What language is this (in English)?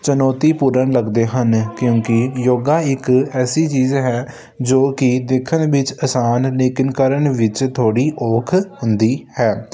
Punjabi